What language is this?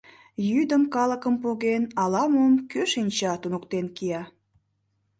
Mari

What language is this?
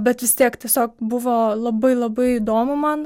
Lithuanian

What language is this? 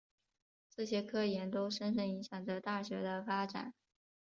Chinese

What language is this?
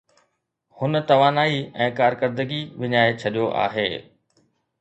Sindhi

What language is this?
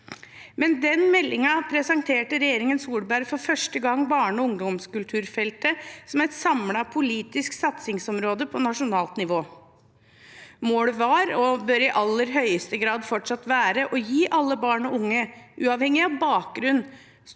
Norwegian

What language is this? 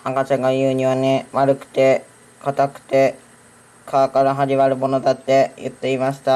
Japanese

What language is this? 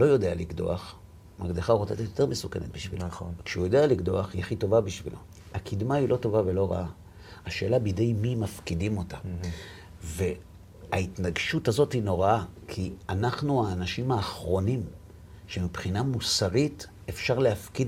Hebrew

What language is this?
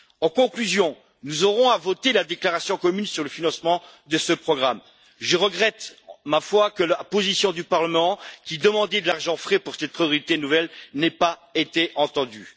French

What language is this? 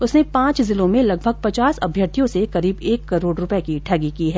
Hindi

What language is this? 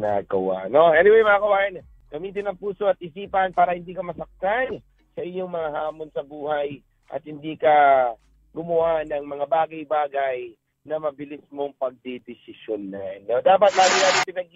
Filipino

